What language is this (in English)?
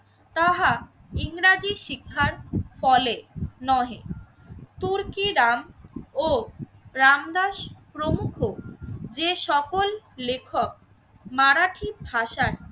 Bangla